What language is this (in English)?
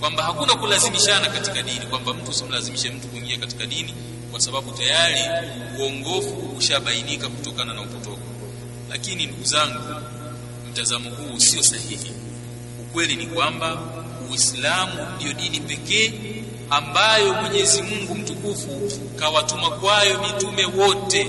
Swahili